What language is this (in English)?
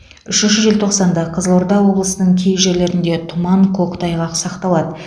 Kazakh